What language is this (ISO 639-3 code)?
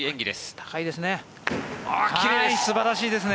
jpn